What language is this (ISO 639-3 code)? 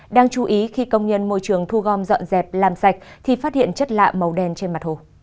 vie